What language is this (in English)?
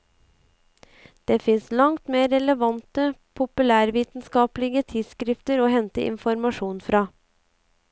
Norwegian